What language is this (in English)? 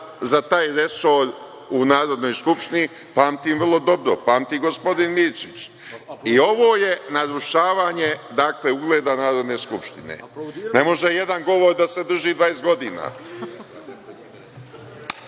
Serbian